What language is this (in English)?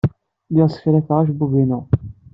Kabyle